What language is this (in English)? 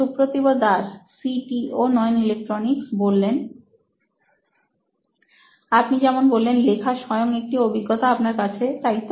Bangla